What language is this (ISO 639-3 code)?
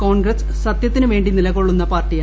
mal